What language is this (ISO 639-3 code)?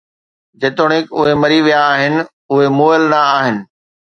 snd